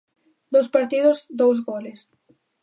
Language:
Galician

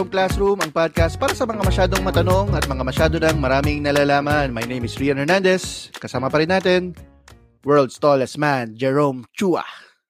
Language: Filipino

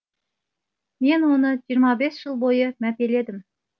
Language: Kazakh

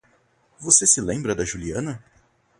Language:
Portuguese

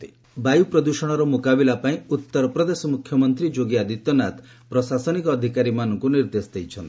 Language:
Odia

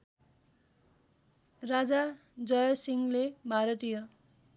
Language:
Nepali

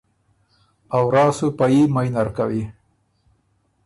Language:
Ormuri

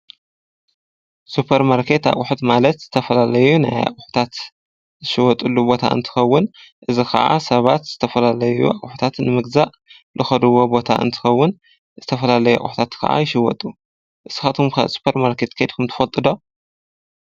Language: Tigrinya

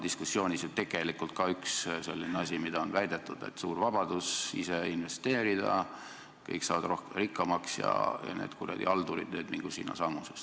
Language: Estonian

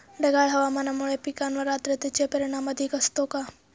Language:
Marathi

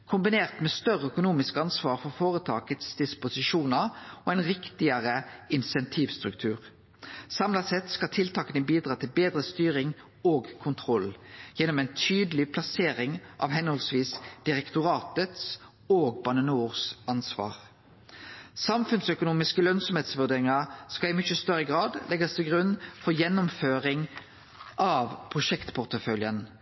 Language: Norwegian Nynorsk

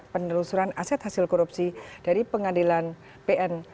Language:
Indonesian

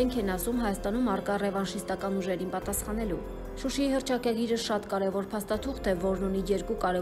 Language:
Romanian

